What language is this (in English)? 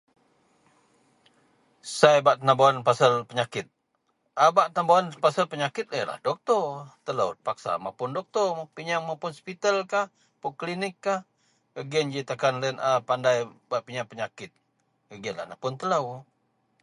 Central Melanau